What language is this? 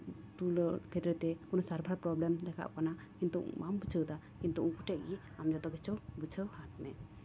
Santali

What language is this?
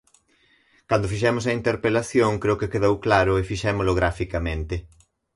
Galician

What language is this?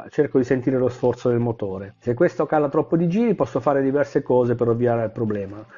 Italian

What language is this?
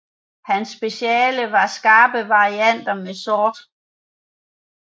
Danish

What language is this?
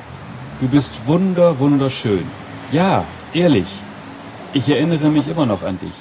German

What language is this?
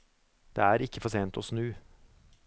Norwegian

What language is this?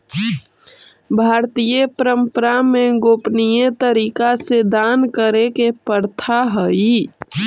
Magahi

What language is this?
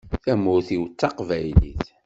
Kabyle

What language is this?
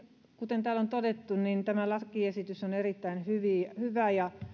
Finnish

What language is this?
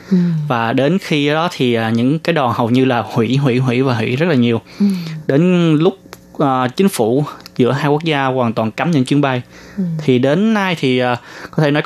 Vietnamese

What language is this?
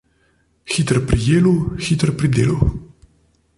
Slovenian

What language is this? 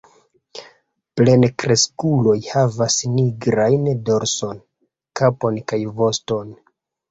Esperanto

